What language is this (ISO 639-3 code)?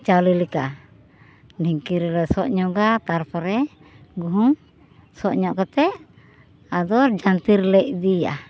sat